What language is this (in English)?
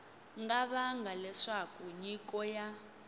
Tsonga